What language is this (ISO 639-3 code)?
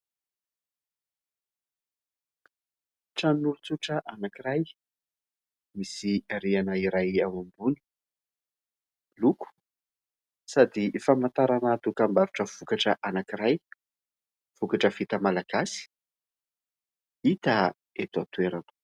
mlg